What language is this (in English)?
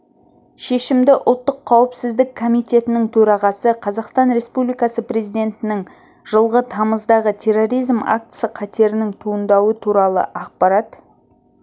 Kazakh